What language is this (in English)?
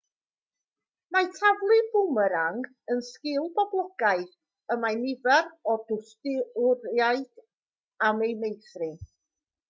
Welsh